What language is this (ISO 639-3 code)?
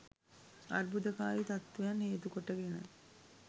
sin